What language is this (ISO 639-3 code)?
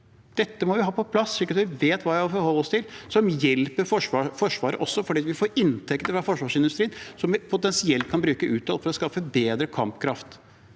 nor